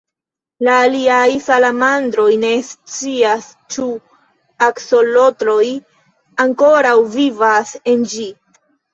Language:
Esperanto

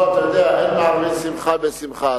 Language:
Hebrew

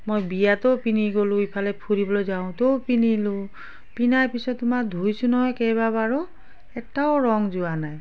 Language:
Assamese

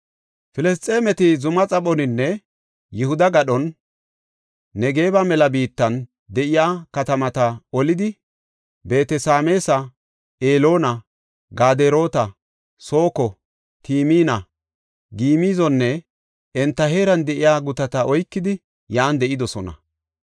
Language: Gofa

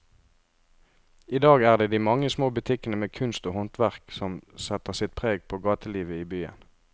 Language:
Norwegian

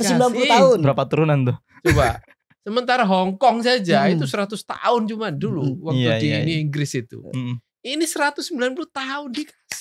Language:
Indonesian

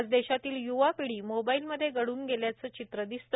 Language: Marathi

